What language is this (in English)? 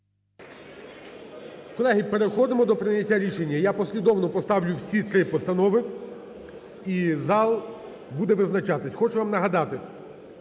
Ukrainian